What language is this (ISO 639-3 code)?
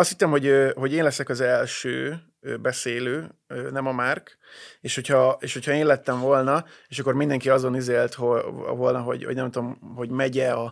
hun